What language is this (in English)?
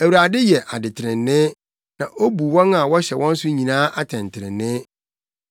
Akan